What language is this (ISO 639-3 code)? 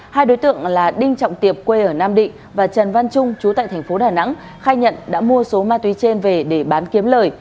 vie